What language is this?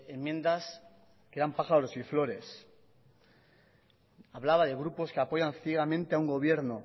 Spanish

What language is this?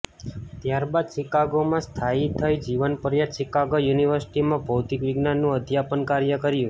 Gujarati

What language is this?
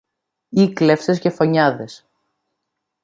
Greek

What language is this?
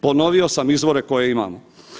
Croatian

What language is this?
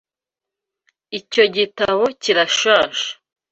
Kinyarwanda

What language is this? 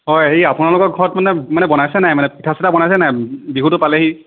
Assamese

